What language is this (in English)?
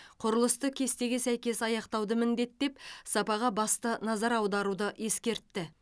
Kazakh